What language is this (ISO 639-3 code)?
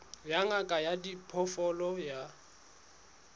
sot